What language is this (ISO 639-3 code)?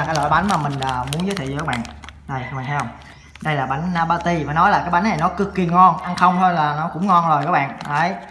vie